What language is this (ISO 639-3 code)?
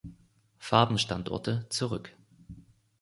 deu